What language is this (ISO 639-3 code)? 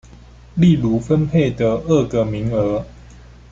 zho